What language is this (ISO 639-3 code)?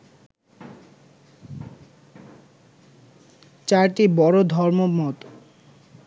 ben